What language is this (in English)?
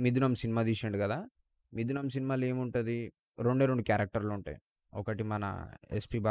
Telugu